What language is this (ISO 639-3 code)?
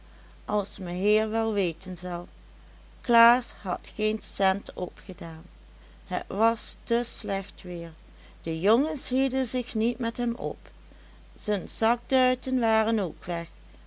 nld